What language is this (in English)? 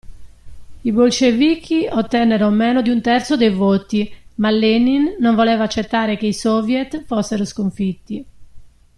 Italian